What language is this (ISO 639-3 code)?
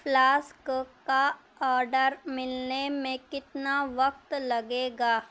urd